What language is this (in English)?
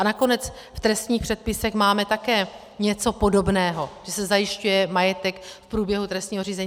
Czech